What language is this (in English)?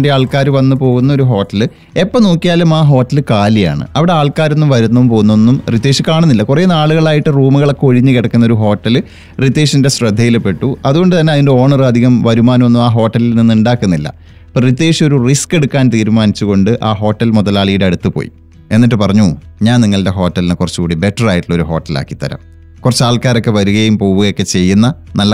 Malayalam